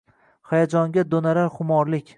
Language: Uzbek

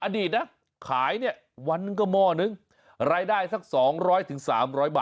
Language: Thai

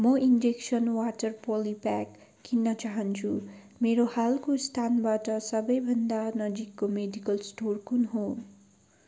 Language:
Nepali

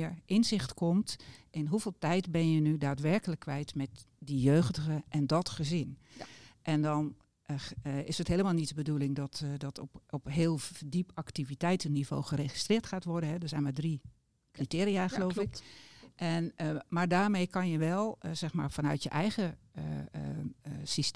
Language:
Dutch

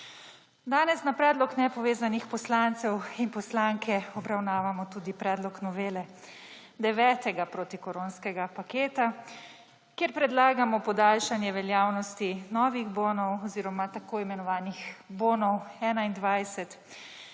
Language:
Slovenian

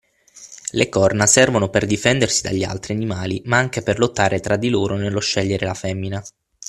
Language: Italian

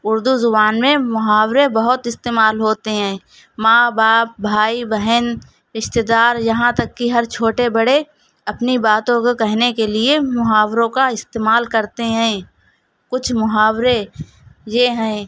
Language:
Urdu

